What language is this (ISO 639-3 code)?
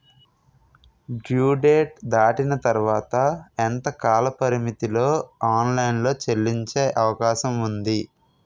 tel